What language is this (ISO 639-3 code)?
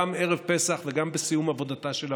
heb